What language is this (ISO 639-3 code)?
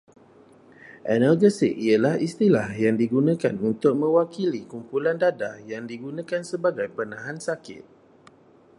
msa